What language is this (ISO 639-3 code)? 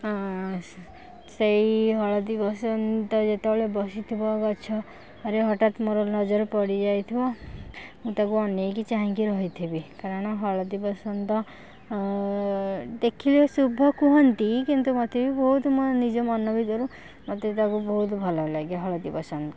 ori